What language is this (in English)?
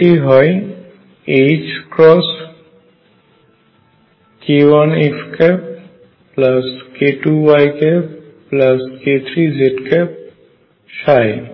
Bangla